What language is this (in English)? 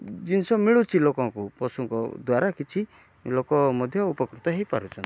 Odia